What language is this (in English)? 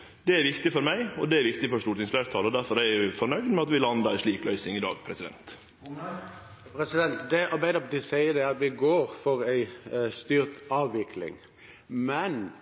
Norwegian